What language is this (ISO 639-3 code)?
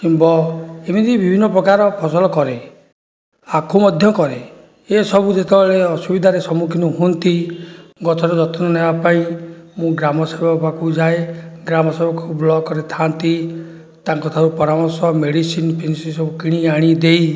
ori